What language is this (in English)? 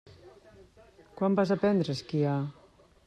Catalan